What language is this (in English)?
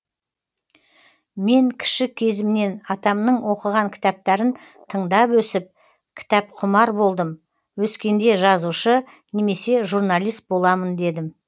Kazakh